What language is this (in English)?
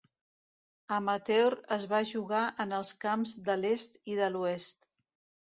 Catalan